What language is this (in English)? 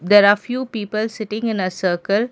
English